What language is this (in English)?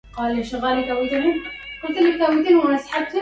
Arabic